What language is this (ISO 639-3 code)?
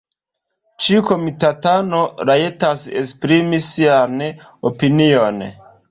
epo